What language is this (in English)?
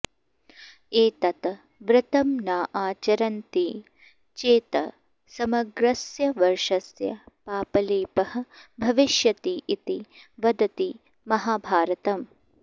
Sanskrit